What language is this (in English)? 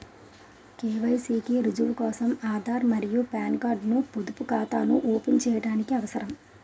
Telugu